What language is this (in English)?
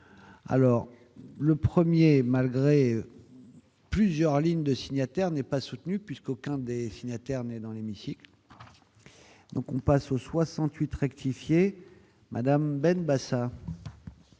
French